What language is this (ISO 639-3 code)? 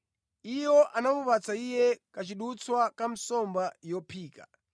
nya